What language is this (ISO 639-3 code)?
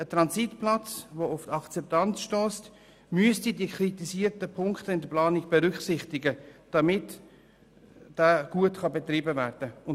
gsw